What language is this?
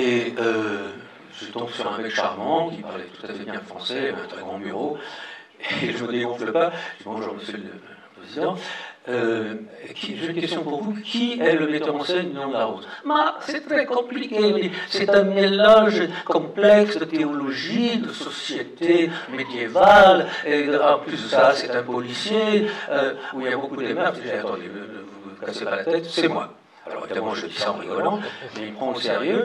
French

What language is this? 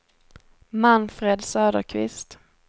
Swedish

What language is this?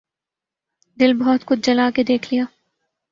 Urdu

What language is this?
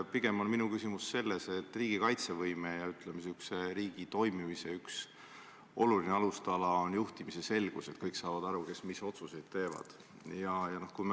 Estonian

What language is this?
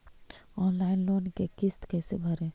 Magahi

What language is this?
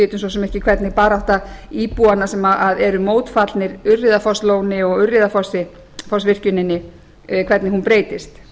Icelandic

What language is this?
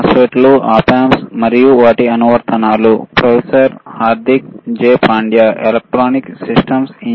Telugu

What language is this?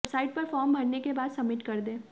Hindi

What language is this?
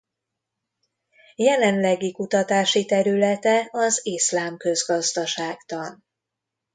Hungarian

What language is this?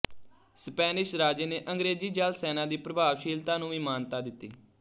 Punjabi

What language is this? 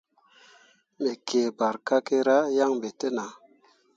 Mundang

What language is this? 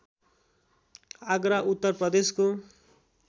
Nepali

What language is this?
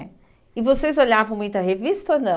Portuguese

